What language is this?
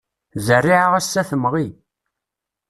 Kabyle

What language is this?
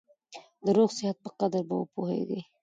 Pashto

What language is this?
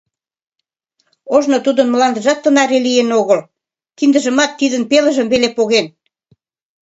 Mari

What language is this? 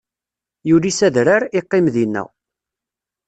Kabyle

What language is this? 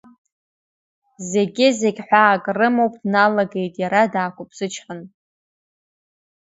Abkhazian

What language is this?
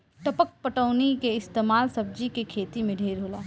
Bhojpuri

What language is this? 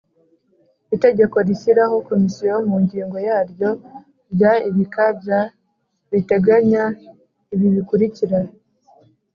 Kinyarwanda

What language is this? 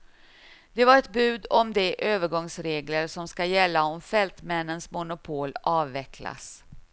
Swedish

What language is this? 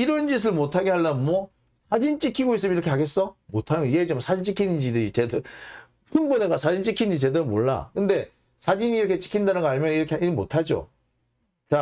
Korean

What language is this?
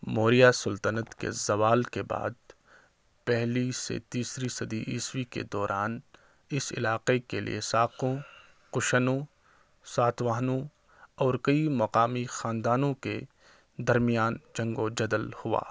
Urdu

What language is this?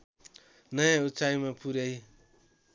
Nepali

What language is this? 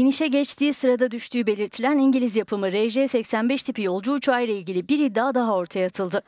Turkish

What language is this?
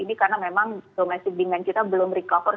Indonesian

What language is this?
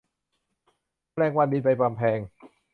Thai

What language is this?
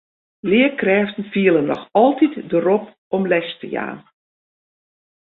Western Frisian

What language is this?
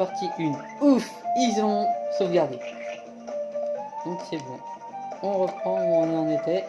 French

